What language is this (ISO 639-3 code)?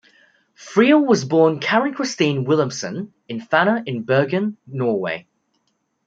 eng